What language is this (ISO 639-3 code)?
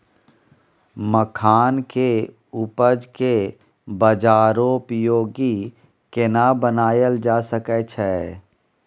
mai